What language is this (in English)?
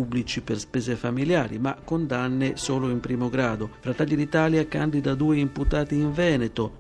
Italian